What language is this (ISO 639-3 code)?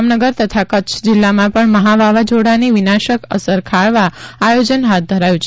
guj